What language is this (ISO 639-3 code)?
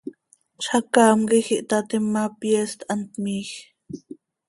sei